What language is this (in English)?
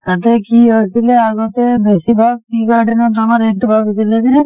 Assamese